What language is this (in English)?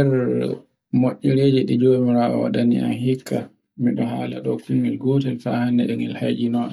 Borgu Fulfulde